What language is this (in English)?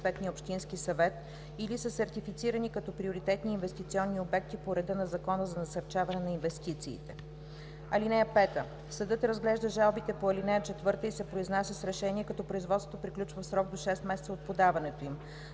Bulgarian